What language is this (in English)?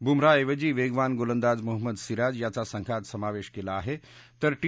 Marathi